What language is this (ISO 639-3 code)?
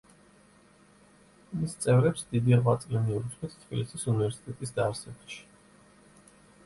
kat